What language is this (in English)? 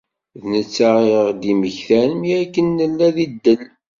Kabyle